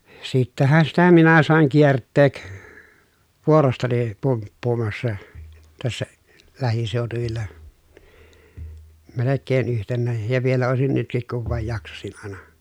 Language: Finnish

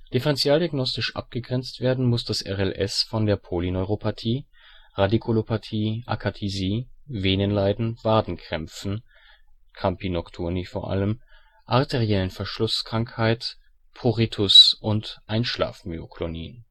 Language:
German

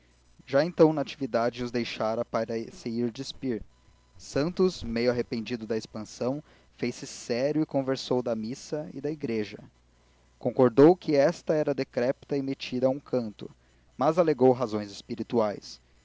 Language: Portuguese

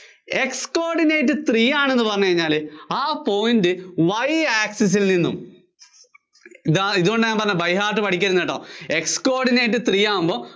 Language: Malayalam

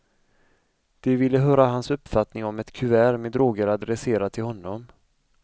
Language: Swedish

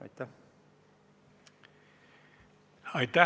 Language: Estonian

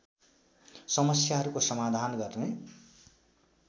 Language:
Nepali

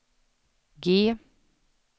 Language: Swedish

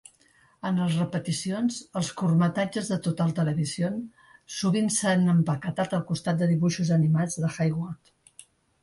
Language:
Catalan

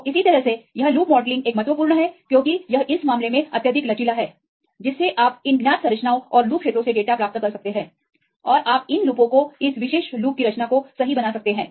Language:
Hindi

